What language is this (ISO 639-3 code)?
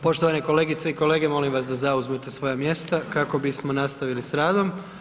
hrv